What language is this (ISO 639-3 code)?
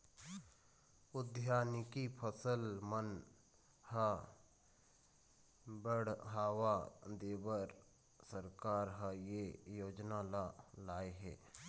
hne